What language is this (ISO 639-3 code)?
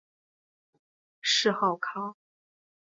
zho